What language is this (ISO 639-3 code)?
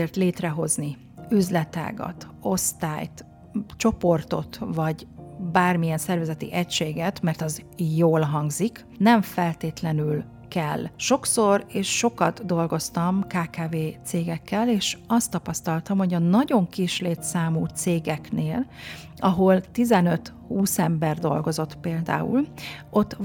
hun